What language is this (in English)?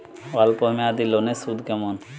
Bangla